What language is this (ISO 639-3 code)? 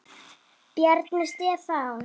isl